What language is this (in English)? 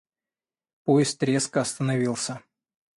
Russian